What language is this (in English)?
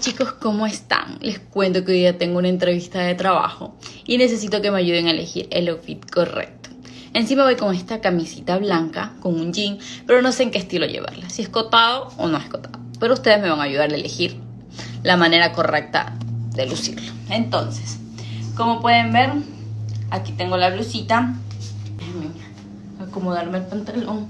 Spanish